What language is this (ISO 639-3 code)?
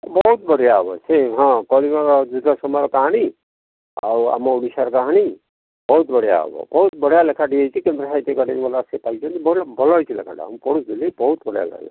ori